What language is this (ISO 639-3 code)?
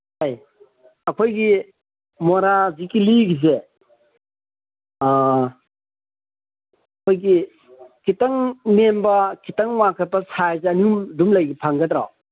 mni